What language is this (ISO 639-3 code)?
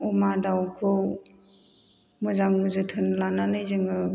brx